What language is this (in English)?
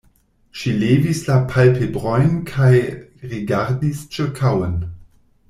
Esperanto